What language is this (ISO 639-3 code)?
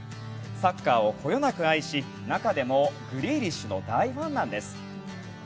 jpn